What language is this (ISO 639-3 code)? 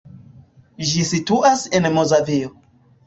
epo